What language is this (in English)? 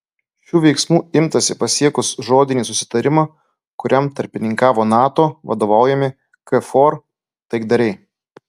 Lithuanian